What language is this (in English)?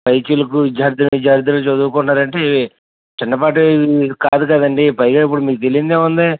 Telugu